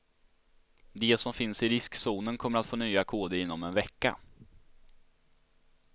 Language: Swedish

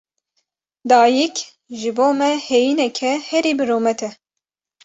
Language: Kurdish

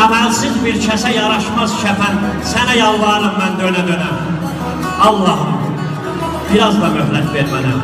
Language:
Turkish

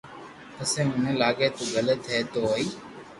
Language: Loarki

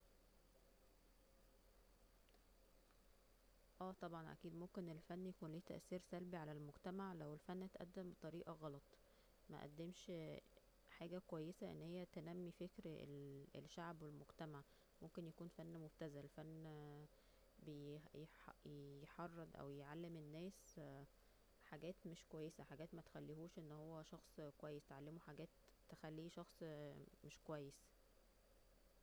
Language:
Egyptian Arabic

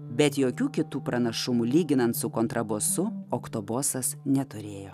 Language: Lithuanian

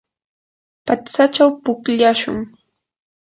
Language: Yanahuanca Pasco Quechua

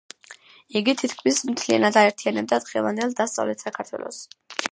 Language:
Georgian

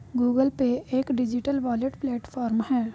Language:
Hindi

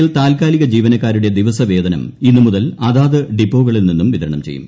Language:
Malayalam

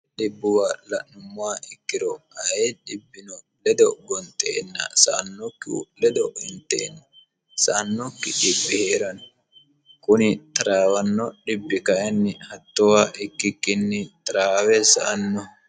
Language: Sidamo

